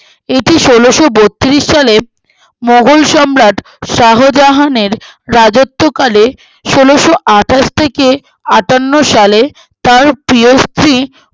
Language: Bangla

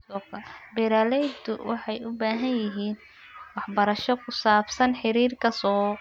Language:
Somali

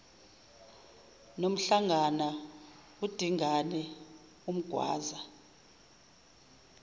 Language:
Zulu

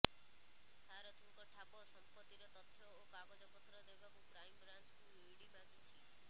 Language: Odia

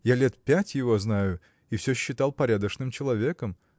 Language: Russian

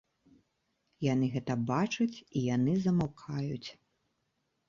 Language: Belarusian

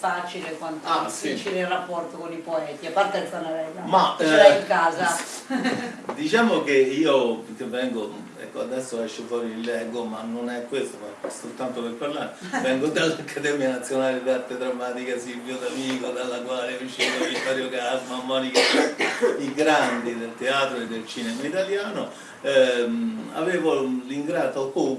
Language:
Italian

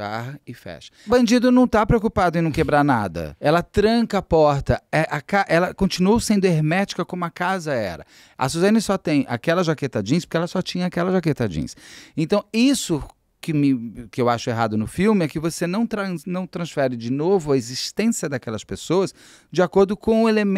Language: Portuguese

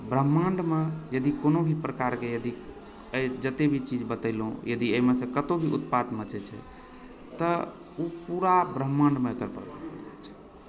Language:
Maithili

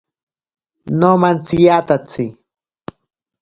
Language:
Ashéninka Perené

